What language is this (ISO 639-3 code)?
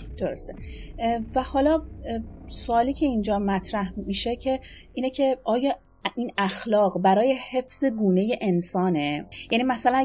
fas